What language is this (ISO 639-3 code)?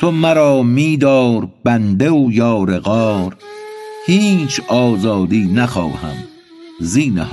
fas